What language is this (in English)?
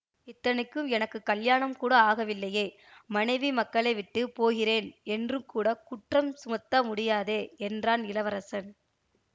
Tamil